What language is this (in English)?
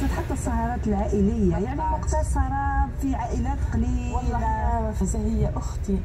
Arabic